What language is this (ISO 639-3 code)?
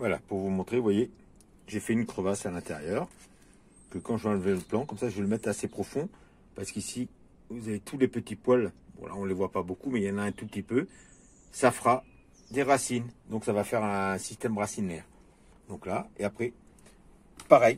fra